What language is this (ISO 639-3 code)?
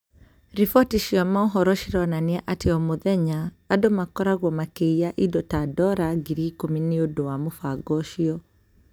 kik